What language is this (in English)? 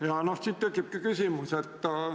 Estonian